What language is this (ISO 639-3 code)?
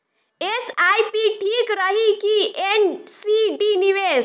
bho